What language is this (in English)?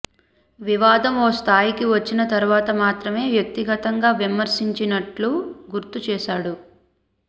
Telugu